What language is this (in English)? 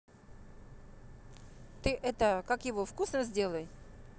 Russian